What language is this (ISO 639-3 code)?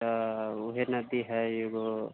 mai